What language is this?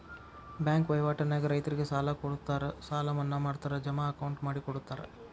Kannada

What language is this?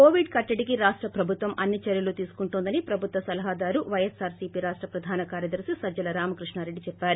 Telugu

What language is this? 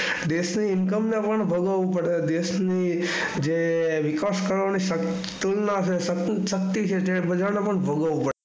Gujarati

